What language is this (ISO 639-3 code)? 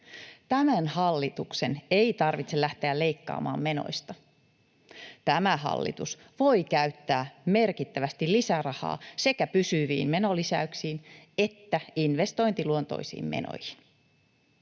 fin